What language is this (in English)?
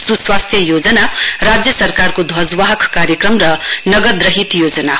Nepali